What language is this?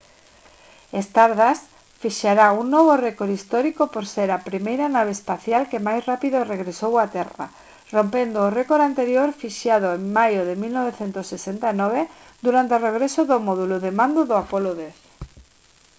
Galician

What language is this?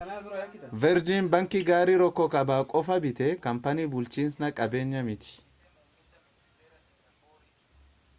Oromo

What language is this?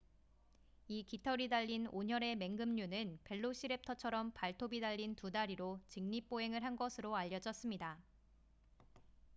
Korean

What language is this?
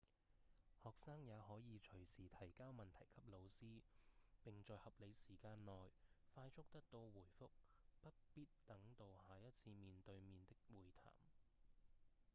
Cantonese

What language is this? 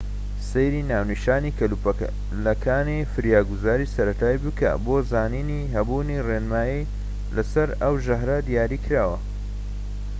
Central Kurdish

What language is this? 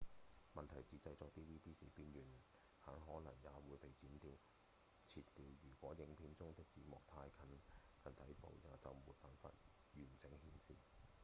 Cantonese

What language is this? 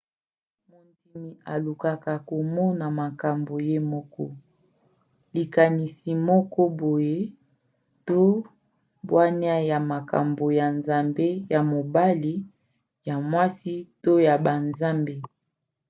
Lingala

